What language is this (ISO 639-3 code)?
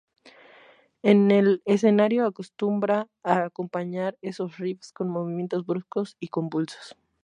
spa